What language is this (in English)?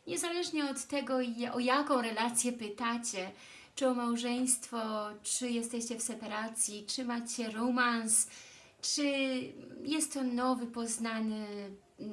Polish